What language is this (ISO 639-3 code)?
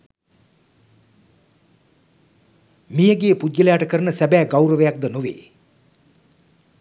sin